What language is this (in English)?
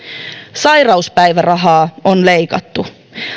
Finnish